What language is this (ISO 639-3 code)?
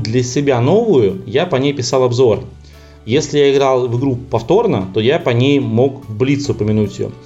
rus